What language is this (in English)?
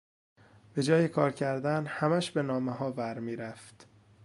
Persian